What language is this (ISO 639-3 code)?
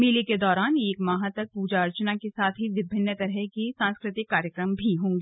hin